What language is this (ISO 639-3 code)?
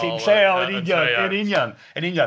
cym